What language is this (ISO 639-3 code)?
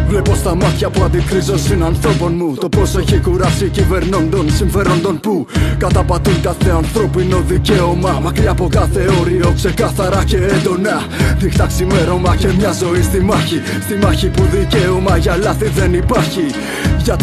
ell